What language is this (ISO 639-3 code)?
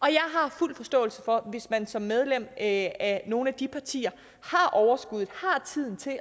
dan